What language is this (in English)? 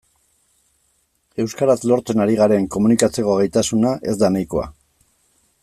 Basque